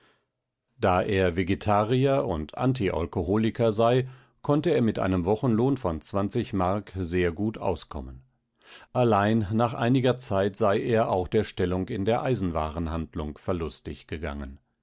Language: German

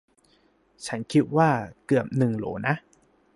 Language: Thai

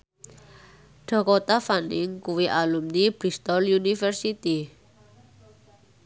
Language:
Javanese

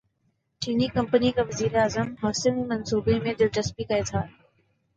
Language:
Urdu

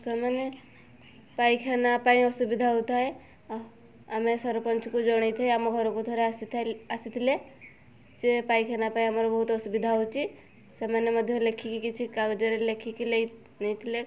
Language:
Odia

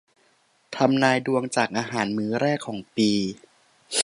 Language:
Thai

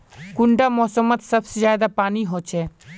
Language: Magahi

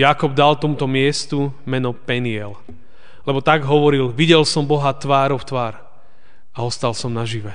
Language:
Slovak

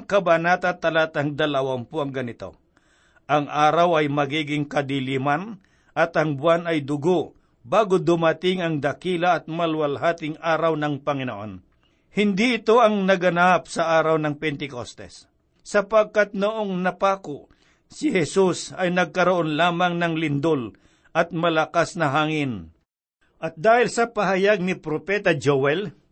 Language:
Filipino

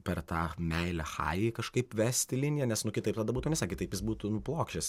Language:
Lithuanian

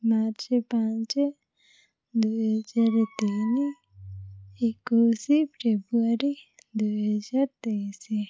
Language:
Odia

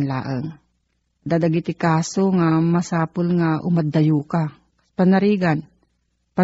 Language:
Filipino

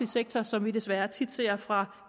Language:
Danish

